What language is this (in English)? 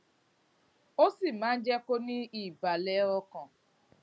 Yoruba